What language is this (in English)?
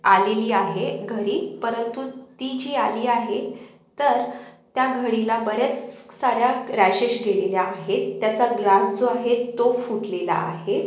Marathi